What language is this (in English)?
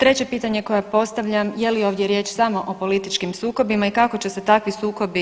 Croatian